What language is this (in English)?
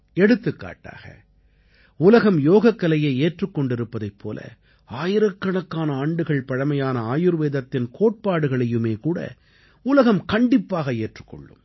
Tamil